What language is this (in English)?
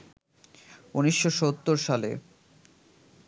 Bangla